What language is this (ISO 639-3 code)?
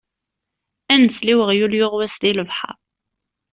kab